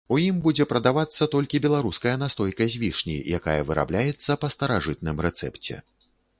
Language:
Belarusian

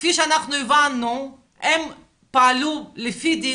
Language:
Hebrew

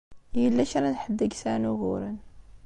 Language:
Kabyle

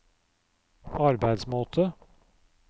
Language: Norwegian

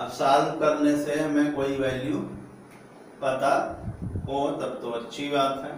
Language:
Hindi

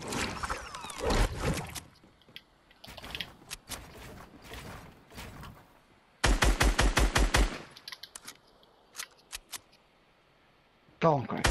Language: English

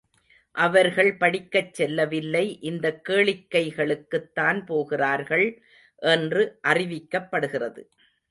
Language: Tamil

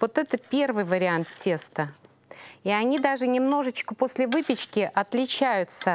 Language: Russian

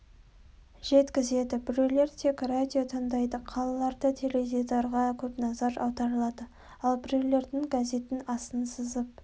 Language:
Kazakh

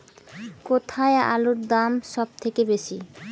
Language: Bangla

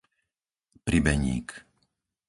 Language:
Slovak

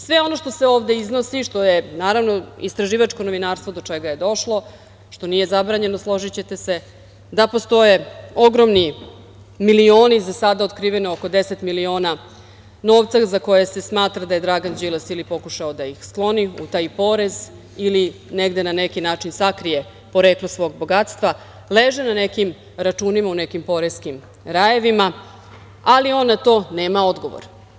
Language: Serbian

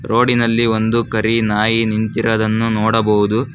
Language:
Kannada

